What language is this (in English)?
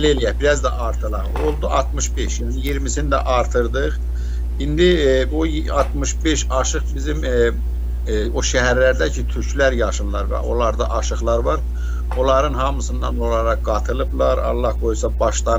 Turkish